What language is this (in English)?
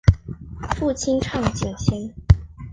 Chinese